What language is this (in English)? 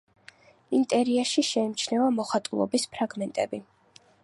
Georgian